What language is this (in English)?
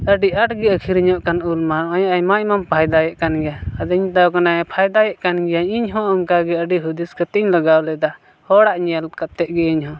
Santali